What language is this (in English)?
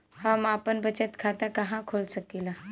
Bhojpuri